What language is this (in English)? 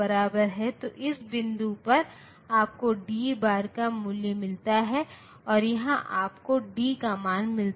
Hindi